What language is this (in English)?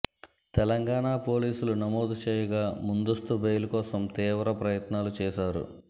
Telugu